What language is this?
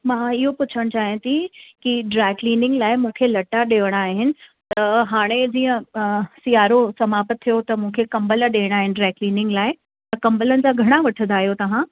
Sindhi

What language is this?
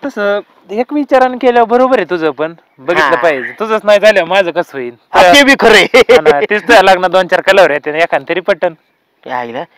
Marathi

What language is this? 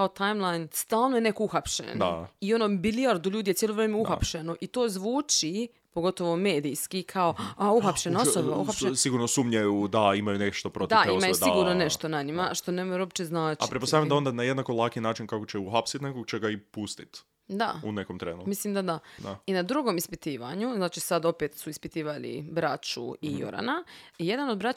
Croatian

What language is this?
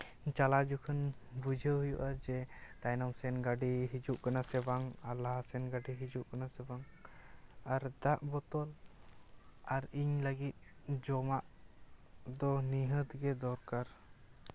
Santali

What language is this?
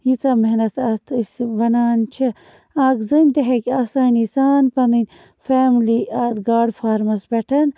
Kashmiri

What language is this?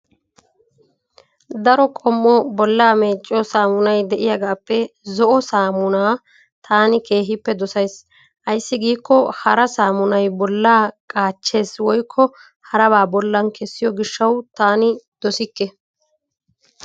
Wolaytta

